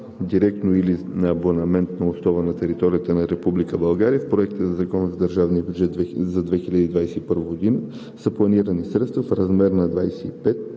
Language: Bulgarian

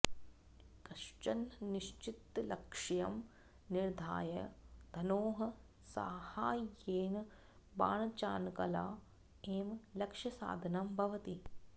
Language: Sanskrit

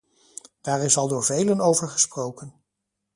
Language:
Dutch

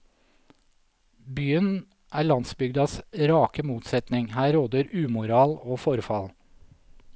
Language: Norwegian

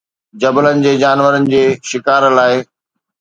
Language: Sindhi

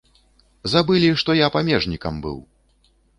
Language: Belarusian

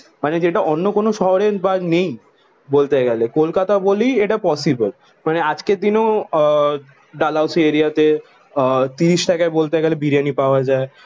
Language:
Bangla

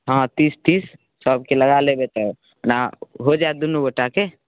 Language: Maithili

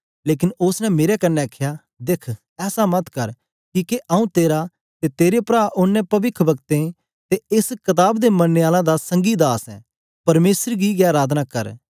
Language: Dogri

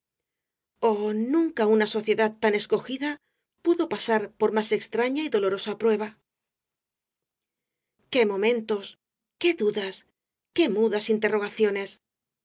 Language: Spanish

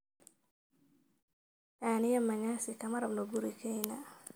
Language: Somali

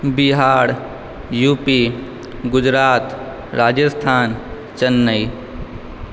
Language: Maithili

